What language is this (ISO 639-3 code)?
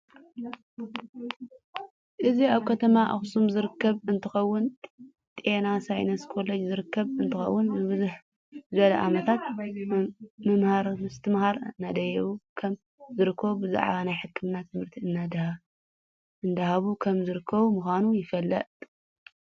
tir